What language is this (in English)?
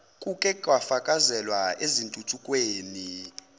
Zulu